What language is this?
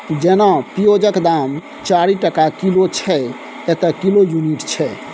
Maithili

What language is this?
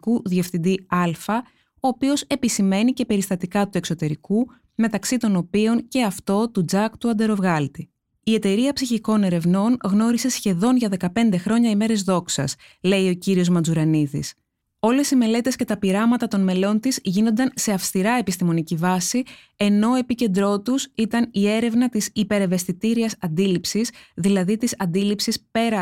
Greek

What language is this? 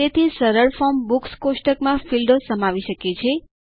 Gujarati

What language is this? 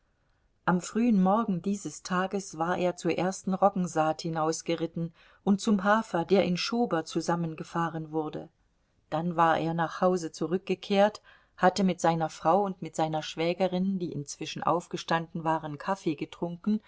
German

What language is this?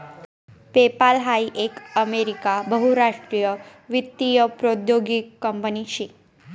Marathi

